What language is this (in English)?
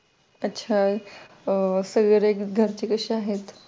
Marathi